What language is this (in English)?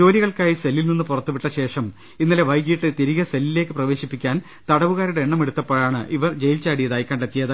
Malayalam